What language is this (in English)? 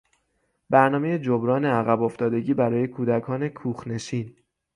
Persian